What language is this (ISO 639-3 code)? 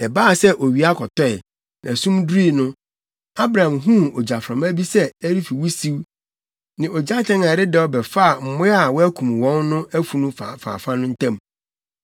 aka